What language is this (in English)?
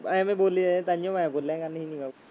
Punjabi